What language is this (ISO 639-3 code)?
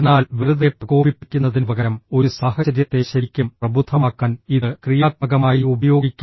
mal